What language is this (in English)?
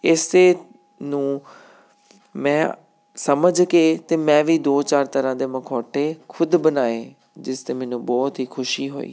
Punjabi